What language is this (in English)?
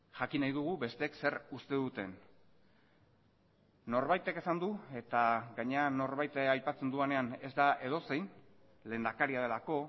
Basque